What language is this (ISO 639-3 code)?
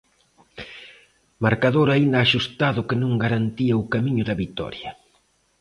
glg